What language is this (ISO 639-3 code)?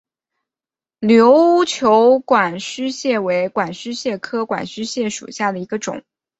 zho